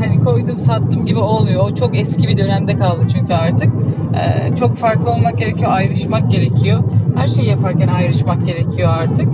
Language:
Turkish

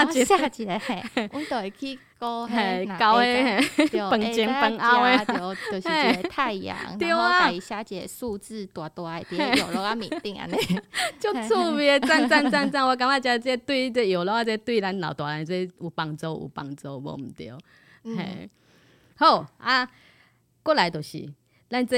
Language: Chinese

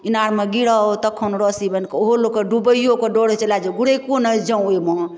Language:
Maithili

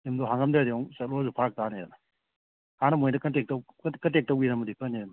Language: Manipuri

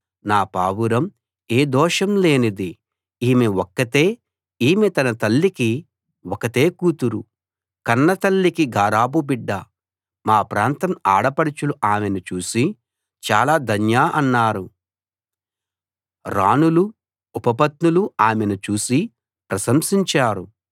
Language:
Telugu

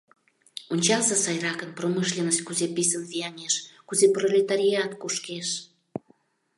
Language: Mari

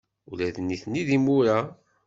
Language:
Kabyle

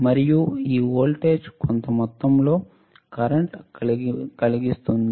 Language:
Telugu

